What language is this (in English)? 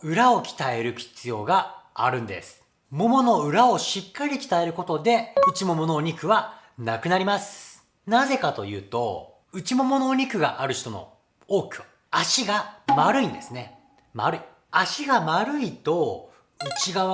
Japanese